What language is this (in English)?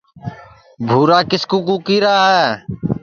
Sansi